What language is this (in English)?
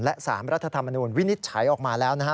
Thai